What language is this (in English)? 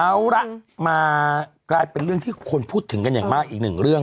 Thai